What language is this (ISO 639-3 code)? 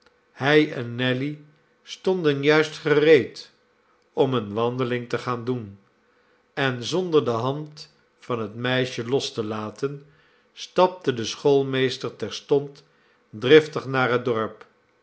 nld